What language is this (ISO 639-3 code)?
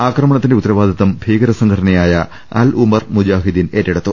mal